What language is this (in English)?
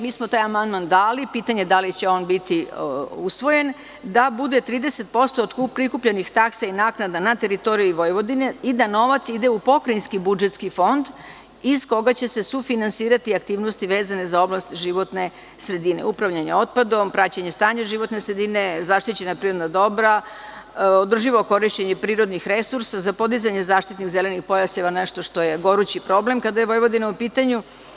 Serbian